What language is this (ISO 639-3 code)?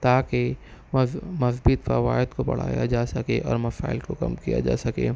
urd